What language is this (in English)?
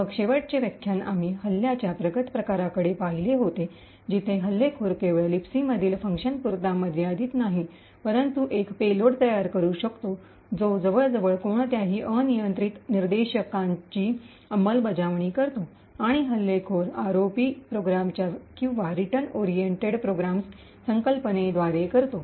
Marathi